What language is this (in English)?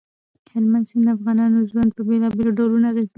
Pashto